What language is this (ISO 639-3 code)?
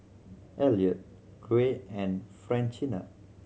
eng